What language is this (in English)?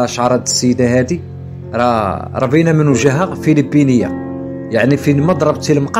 Arabic